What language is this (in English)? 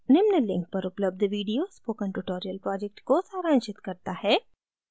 Hindi